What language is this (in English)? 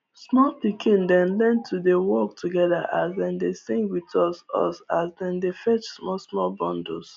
Nigerian Pidgin